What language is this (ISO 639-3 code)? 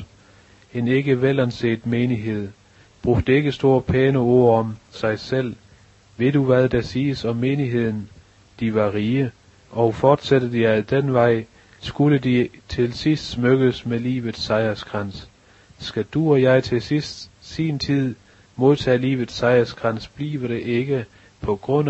dan